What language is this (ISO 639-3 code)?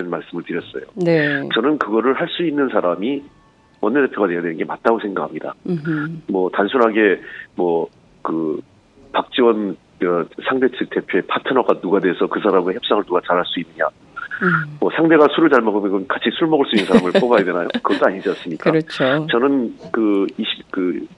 kor